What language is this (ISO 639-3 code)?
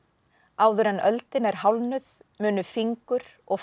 isl